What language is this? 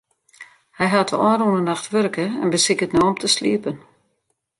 Western Frisian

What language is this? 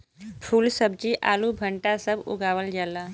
Bhojpuri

